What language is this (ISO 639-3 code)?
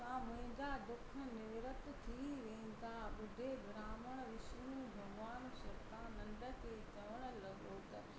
snd